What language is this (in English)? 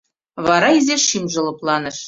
Mari